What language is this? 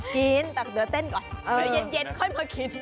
Thai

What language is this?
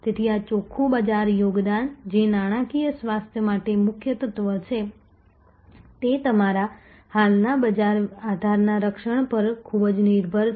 Gujarati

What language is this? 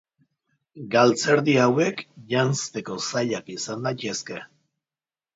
Basque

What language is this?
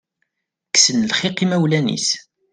Kabyle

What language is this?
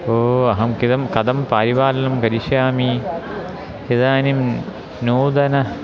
Sanskrit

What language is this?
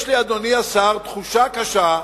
Hebrew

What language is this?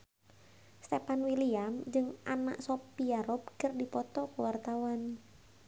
Sundanese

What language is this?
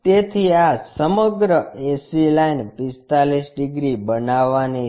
Gujarati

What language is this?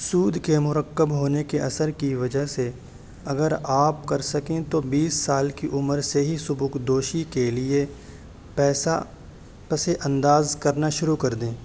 Urdu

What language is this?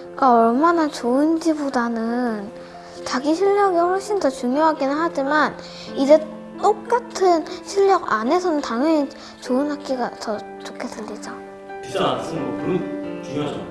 Korean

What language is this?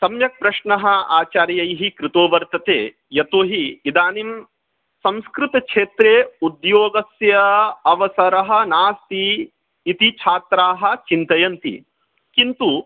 Sanskrit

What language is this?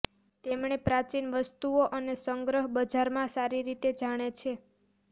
Gujarati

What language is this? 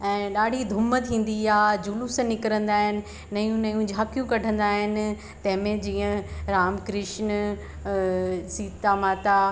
Sindhi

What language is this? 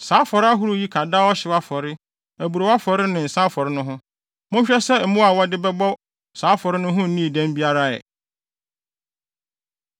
Akan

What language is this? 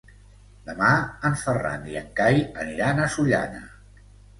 Catalan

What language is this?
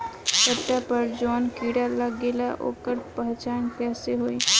Bhojpuri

